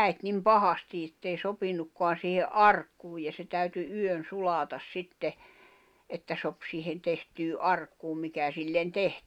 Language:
Finnish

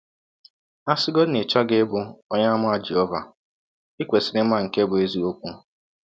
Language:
Igbo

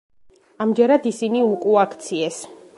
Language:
Georgian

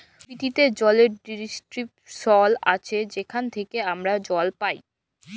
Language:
Bangla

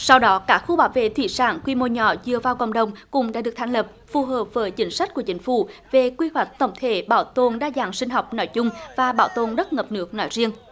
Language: Vietnamese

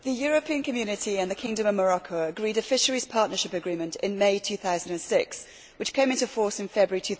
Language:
English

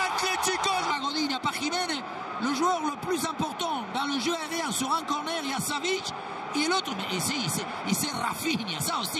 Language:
French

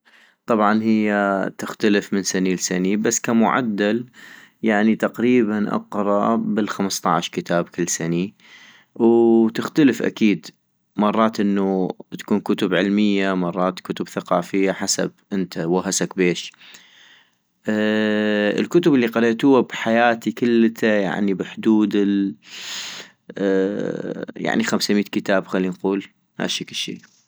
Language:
North Mesopotamian Arabic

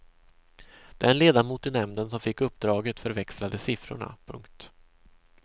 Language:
Swedish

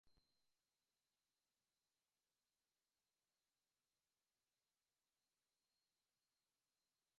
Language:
Mongolian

